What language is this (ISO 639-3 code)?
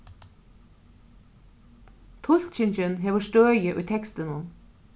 fao